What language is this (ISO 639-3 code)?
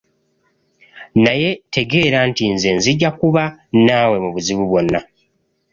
lug